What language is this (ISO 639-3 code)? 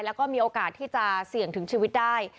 tha